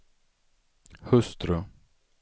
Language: Swedish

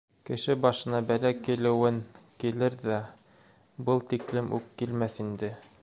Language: Bashkir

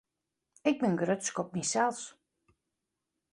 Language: Western Frisian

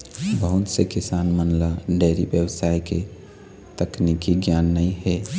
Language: Chhattisgarhi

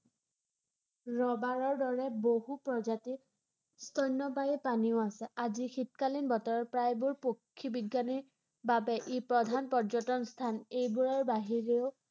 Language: Assamese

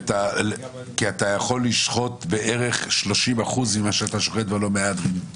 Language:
Hebrew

